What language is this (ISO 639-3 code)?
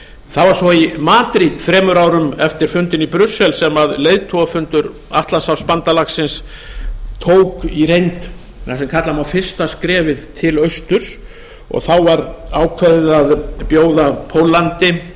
isl